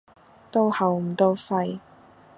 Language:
Cantonese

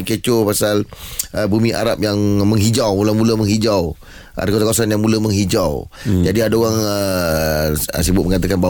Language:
Malay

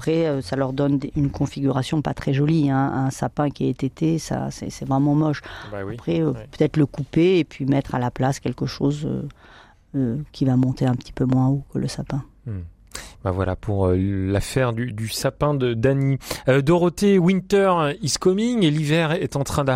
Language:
French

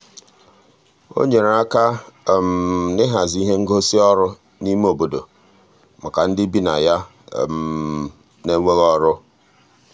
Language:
Igbo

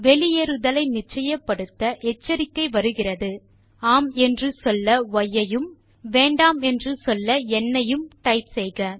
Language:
Tamil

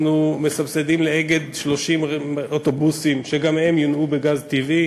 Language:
Hebrew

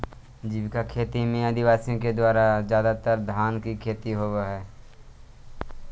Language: Magahi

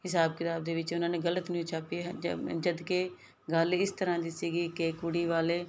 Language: Punjabi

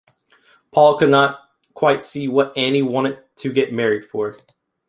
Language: English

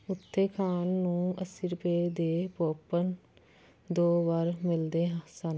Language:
Punjabi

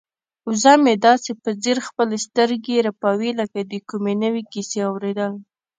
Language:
Pashto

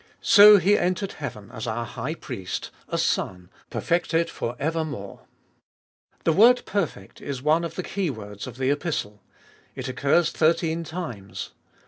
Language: English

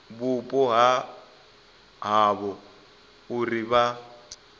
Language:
Venda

